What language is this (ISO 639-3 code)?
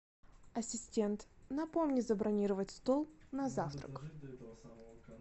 rus